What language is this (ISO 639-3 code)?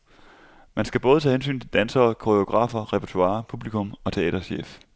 dan